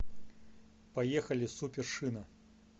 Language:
Russian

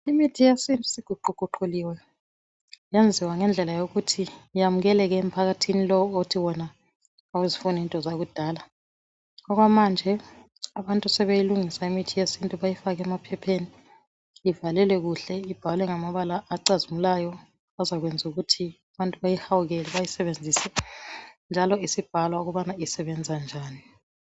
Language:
North Ndebele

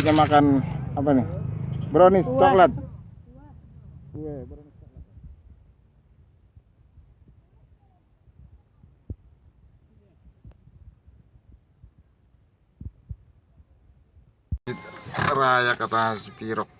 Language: Indonesian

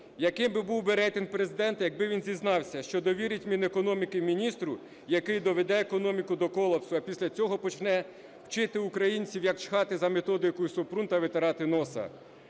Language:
Ukrainian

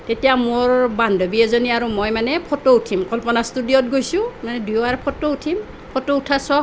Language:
Assamese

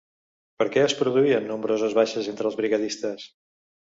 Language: Catalan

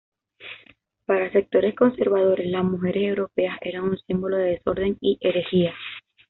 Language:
Spanish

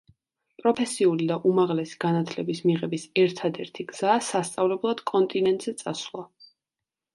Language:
Georgian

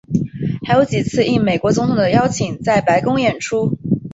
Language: Chinese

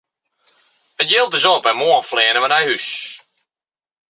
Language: Western Frisian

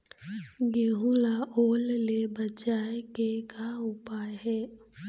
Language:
Chhattisgarhi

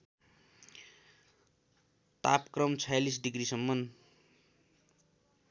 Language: Nepali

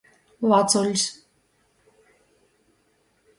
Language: Latgalian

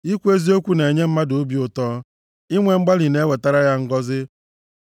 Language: Igbo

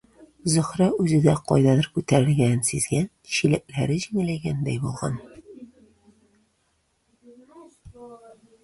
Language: Tatar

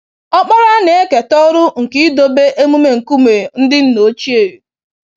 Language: Igbo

